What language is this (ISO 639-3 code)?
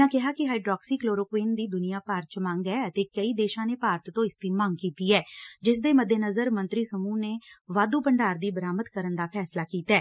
pan